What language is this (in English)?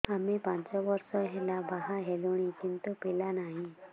Odia